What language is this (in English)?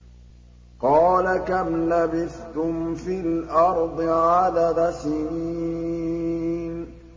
Arabic